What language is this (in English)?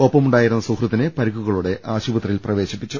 Malayalam